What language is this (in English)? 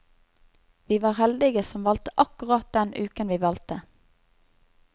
Norwegian